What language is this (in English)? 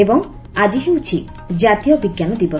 Odia